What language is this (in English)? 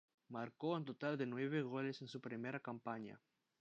Spanish